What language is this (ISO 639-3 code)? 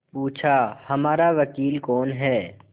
hin